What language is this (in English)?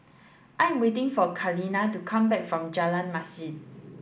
English